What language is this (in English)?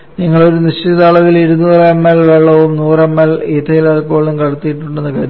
Malayalam